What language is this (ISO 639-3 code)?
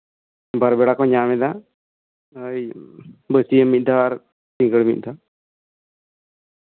sat